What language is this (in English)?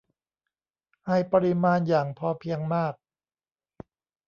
Thai